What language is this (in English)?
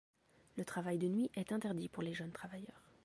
French